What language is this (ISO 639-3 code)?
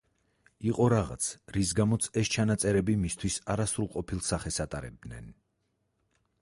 kat